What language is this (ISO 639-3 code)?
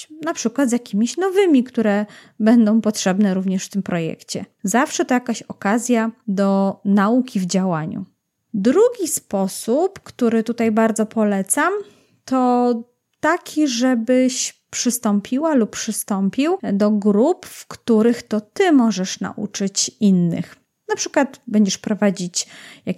pol